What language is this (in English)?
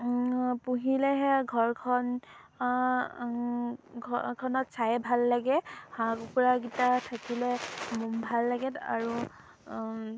Assamese